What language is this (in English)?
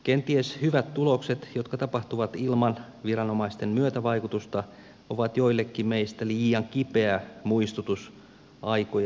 Finnish